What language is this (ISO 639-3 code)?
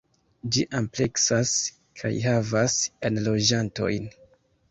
epo